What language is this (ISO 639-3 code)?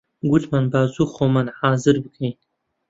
ckb